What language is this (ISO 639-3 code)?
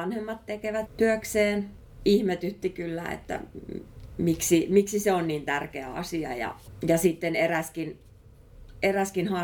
fin